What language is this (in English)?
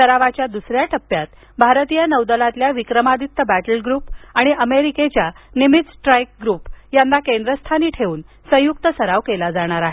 Marathi